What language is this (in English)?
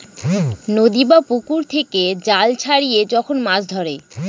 Bangla